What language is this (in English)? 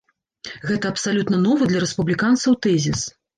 Belarusian